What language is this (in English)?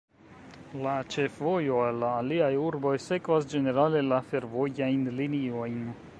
Esperanto